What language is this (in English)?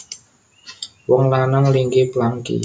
Javanese